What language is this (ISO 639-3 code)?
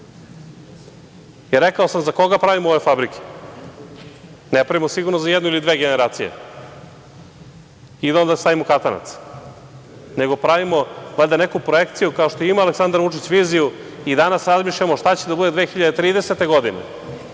srp